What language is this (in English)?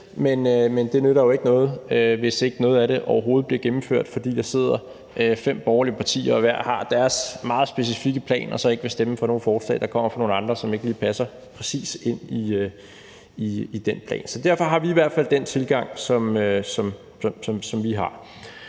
Danish